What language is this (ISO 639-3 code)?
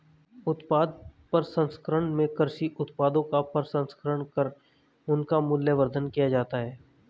hin